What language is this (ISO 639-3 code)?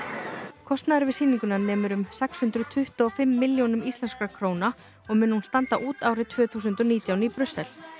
isl